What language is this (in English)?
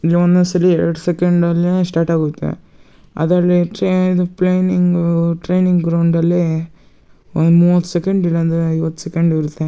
Kannada